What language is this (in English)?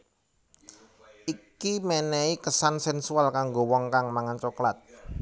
Javanese